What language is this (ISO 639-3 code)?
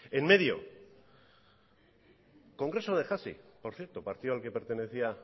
spa